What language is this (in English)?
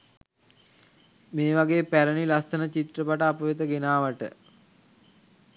Sinhala